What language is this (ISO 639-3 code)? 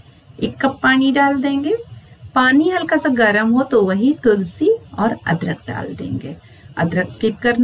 hin